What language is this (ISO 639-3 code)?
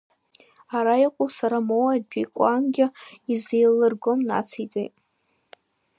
abk